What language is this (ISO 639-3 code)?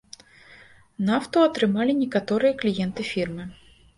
bel